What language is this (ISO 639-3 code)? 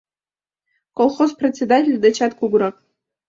chm